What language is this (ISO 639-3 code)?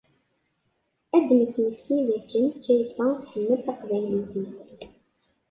kab